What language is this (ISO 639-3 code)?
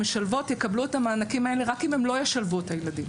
heb